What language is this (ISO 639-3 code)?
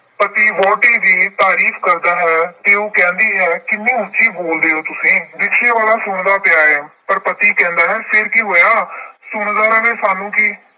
pan